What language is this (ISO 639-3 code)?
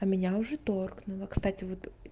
rus